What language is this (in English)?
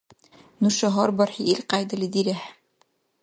Dargwa